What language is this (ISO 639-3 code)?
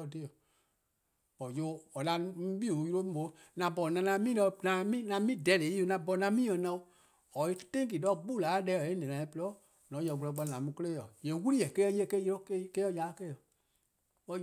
kqo